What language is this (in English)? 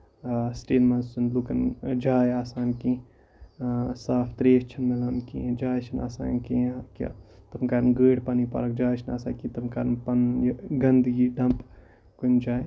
Kashmiri